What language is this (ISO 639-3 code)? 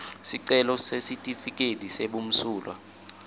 ssw